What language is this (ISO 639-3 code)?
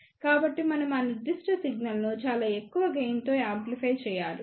tel